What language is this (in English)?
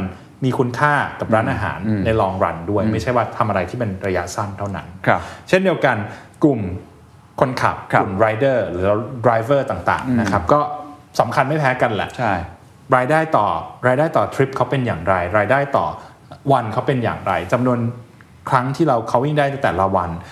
Thai